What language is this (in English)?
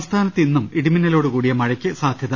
Malayalam